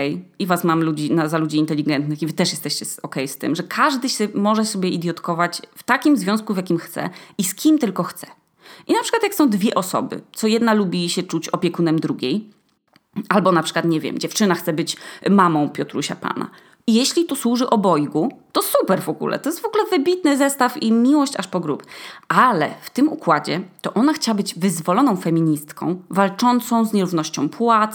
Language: Polish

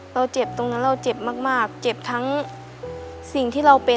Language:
Thai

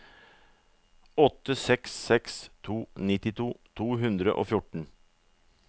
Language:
Norwegian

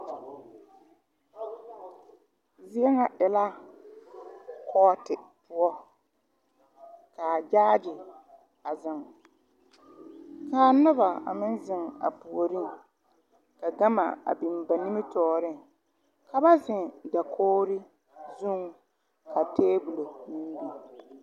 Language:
Southern Dagaare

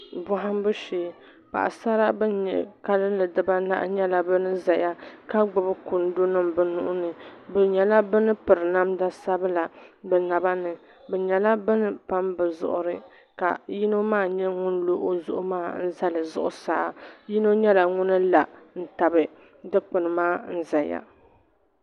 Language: Dagbani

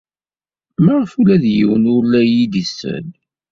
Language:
Kabyle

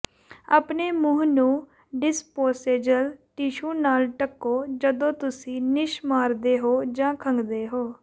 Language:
Punjabi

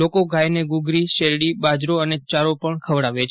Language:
Gujarati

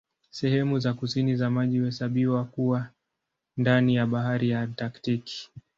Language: Swahili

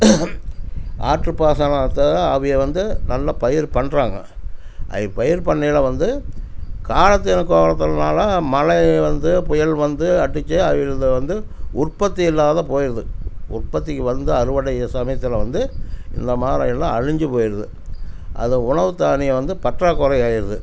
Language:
Tamil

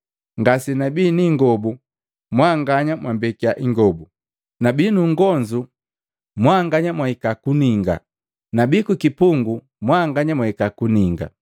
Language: Matengo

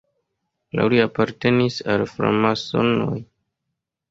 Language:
Esperanto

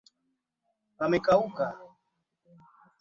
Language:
Swahili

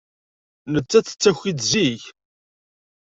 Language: Kabyle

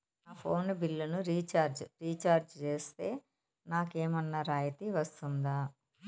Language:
Telugu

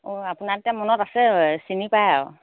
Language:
Assamese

